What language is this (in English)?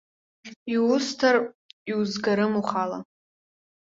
Abkhazian